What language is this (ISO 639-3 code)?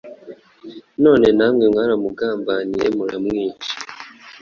kin